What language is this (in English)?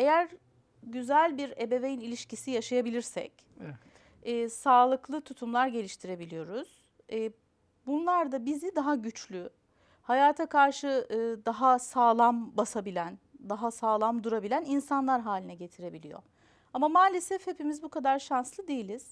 Turkish